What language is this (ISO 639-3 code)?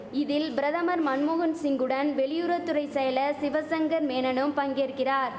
tam